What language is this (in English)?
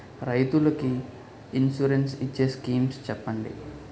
Telugu